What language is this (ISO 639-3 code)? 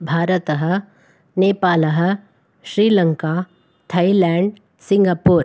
san